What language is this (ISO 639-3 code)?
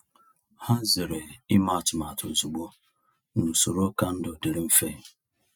ibo